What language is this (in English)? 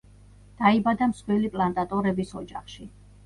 Georgian